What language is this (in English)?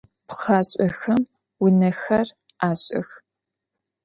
Adyghe